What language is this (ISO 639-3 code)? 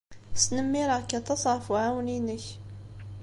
kab